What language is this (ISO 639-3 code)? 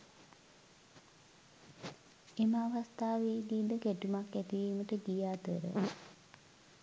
sin